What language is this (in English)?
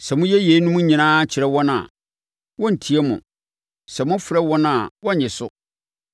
Akan